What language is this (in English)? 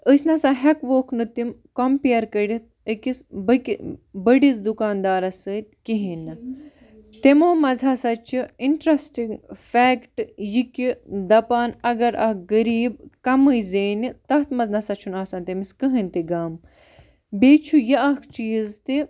Kashmiri